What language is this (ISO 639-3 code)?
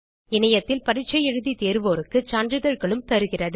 tam